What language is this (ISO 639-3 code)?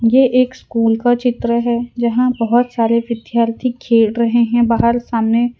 hin